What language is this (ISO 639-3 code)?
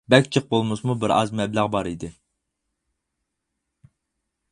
uig